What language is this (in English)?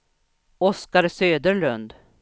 Swedish